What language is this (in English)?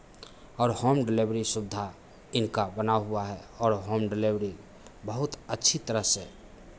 Hindi